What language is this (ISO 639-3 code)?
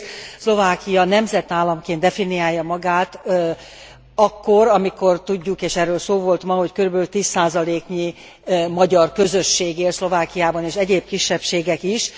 hun